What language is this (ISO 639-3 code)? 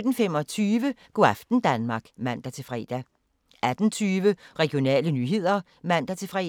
dan